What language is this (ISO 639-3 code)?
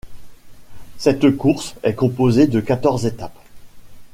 fra